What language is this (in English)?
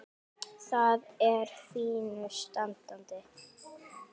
Icelandic